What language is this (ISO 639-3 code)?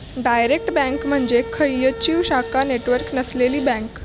mar